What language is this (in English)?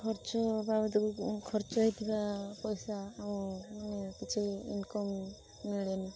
Odia